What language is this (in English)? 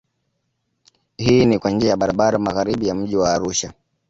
Swahili